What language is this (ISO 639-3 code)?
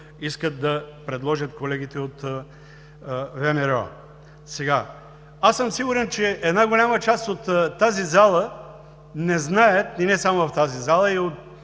bul